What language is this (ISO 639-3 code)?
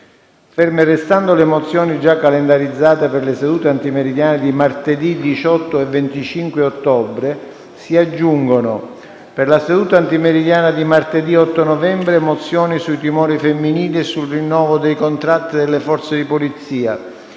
ita